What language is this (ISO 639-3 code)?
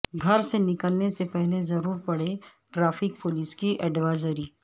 urd